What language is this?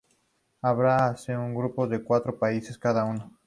Spanish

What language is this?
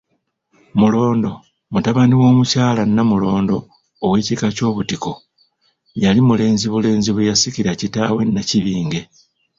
Ganda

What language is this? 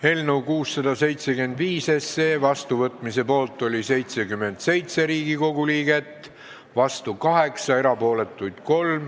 Estonian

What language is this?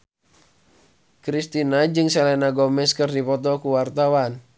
Sundanese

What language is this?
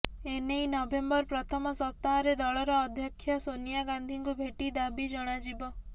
Odia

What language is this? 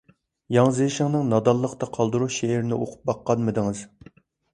Uyghur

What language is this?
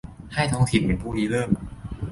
Thai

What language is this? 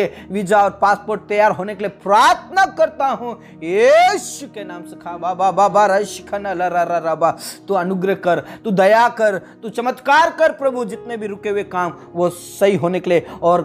Hindi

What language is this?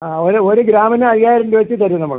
Malayalam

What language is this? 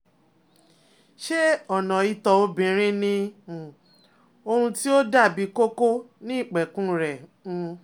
Yoruba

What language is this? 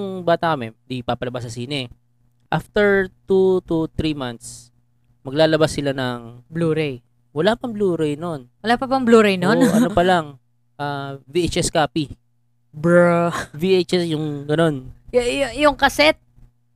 Filipino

